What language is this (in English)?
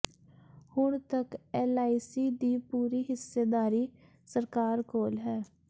Punjabi